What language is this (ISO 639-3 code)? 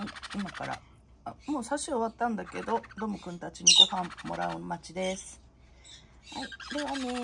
jpn